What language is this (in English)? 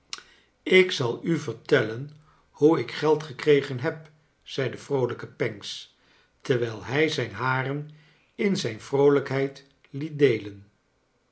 Dutch